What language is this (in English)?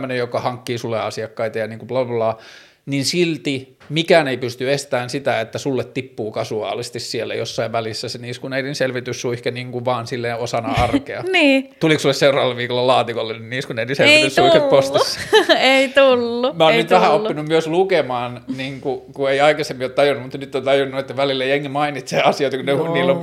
Finnish